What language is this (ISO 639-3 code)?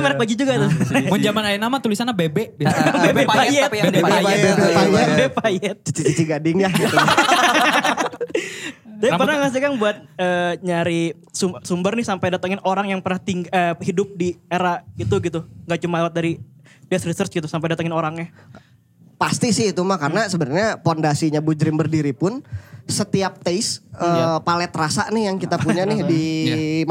ind